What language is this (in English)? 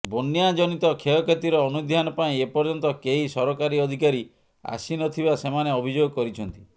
Odia